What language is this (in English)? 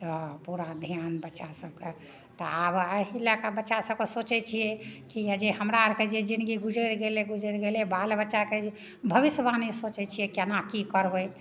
Maithili